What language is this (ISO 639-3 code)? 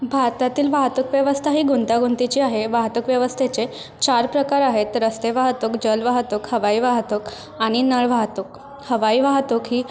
mar